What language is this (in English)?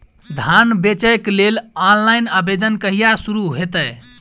Maithili